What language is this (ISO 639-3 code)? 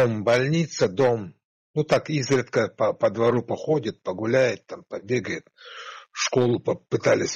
rus